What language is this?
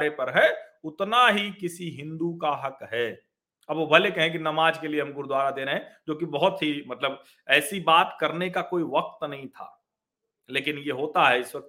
Hindi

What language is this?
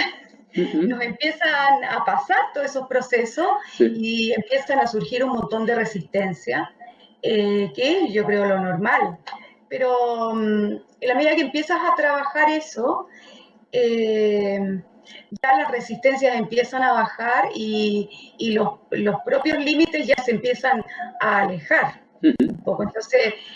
Spanish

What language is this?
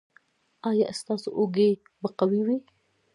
Pashto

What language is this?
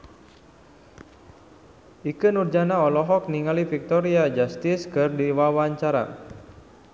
Sundanese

